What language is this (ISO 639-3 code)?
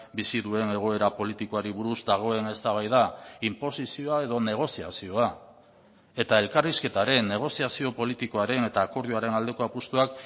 eus